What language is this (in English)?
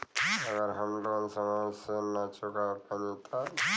Bhojpuri